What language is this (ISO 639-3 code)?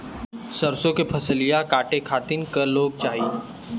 bho